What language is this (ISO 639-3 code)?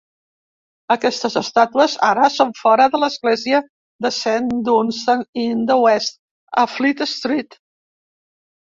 cat